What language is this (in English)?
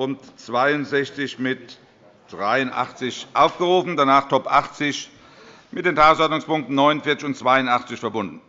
German